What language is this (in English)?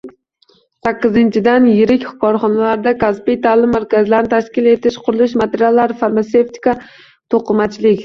Uzbek